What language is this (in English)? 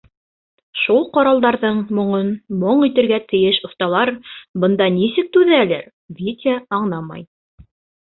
Bashkir